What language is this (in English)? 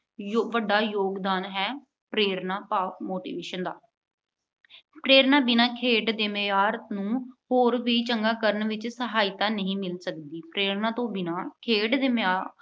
Punjabi